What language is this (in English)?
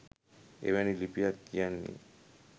Sinhala